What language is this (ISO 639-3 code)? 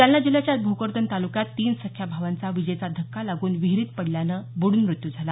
mar